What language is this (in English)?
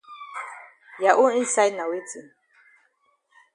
Cameroon Pidgin